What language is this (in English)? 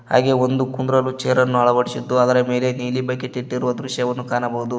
Kannada